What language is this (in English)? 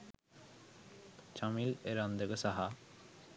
Sinhala